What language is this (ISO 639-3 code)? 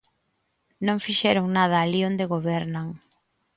glg